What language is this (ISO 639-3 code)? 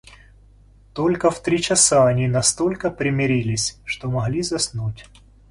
rus